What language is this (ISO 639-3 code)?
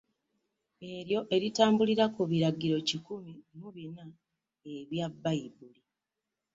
lug